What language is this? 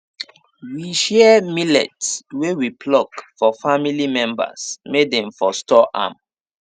Nigerian Pidgin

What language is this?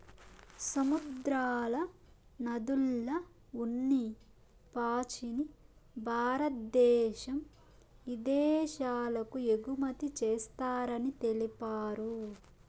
Telugu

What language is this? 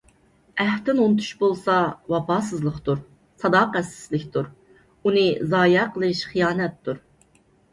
Uyghur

